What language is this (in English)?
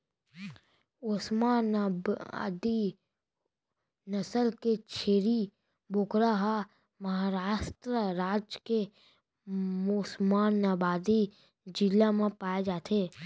Chhattisgarhi